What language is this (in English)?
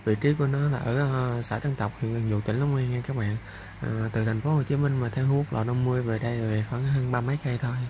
Vietnamese